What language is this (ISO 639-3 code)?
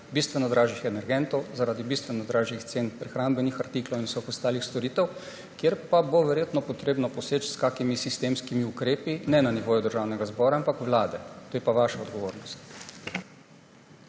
slv